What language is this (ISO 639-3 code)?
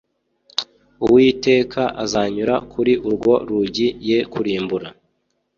kin